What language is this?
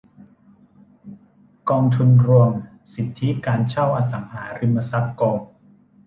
Thai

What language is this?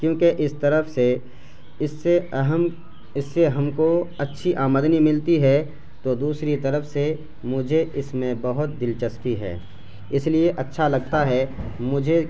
Urdu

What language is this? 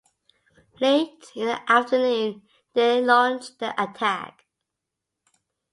English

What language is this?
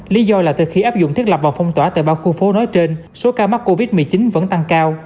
Vietnamese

